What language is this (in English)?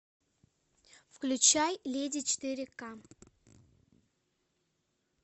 Russian